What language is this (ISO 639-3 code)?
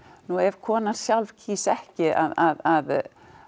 isl